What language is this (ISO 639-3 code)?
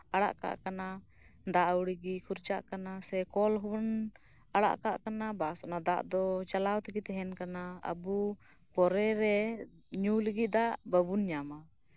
sat